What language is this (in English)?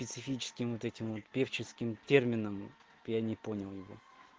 Russian